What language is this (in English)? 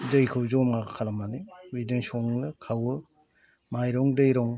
Bodo